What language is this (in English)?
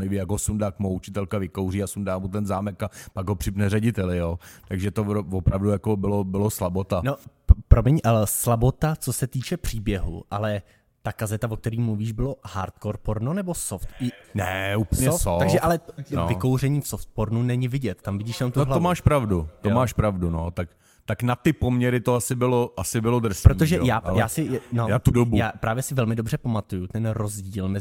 Czech